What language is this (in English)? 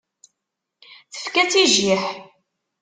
Kabyle